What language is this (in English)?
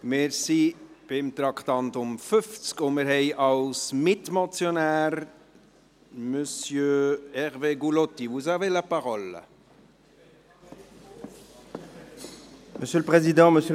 Swiss German